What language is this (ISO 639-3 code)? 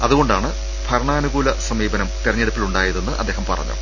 mal